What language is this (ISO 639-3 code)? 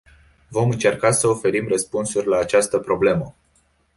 ron